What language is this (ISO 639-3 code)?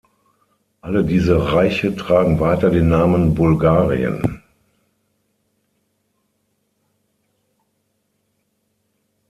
deu